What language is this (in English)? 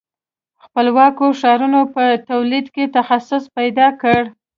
Pashto